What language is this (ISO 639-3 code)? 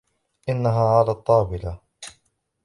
ara